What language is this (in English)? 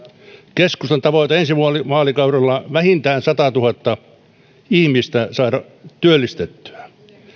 Finnish